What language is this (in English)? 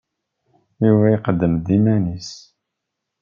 Kabyle